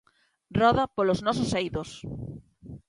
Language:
Galician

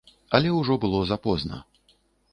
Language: Belarusian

